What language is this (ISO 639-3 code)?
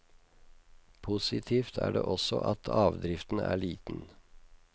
nor